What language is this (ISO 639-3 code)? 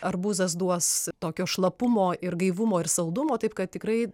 lit